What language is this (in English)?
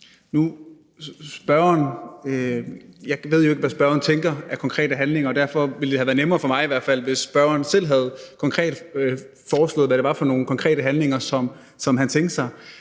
Danish